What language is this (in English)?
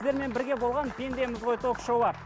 Kazakh